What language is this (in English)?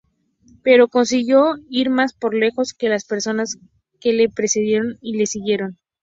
Spanish